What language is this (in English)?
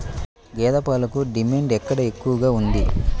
Telugu